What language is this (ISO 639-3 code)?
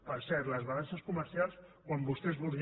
cat